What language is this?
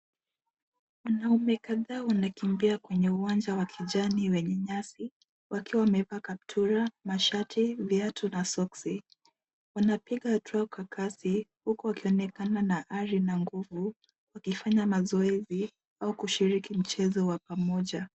Swahili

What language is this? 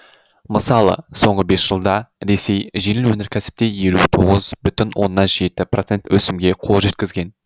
Kazakh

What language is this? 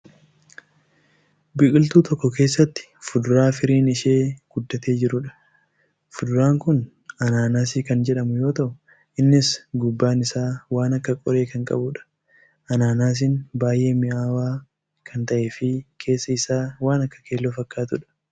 Oromo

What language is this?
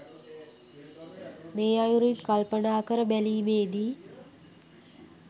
Sinhala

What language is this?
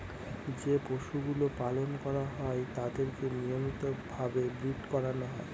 Bangla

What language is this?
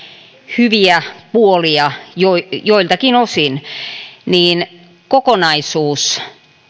Finnish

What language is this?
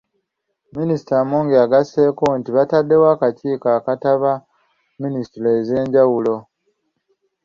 Ganda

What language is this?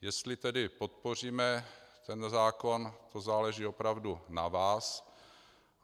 Czech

